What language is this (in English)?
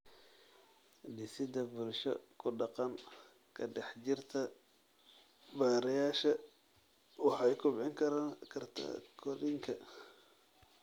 Somali